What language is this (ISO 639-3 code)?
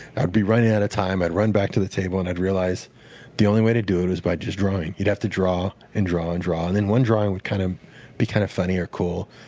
eng